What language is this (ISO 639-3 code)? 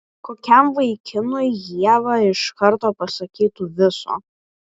lit